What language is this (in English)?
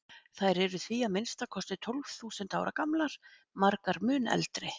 Icelandic